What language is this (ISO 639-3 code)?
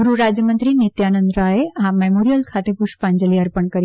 guj